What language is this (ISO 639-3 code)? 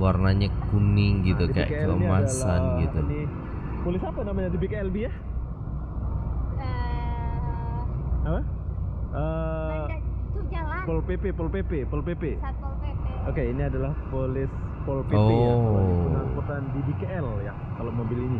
ind